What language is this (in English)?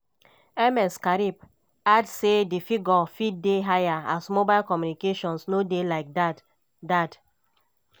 Nigerian Pidgin